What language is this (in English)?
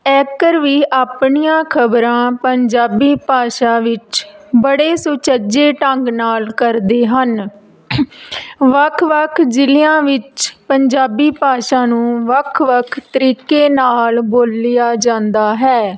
Punjabi